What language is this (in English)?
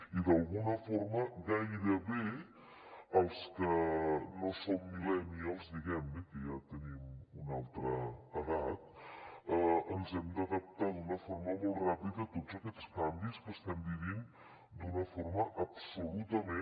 Catalan